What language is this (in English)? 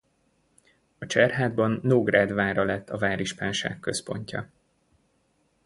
Hungarian